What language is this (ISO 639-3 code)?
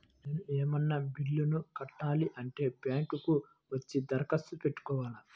tel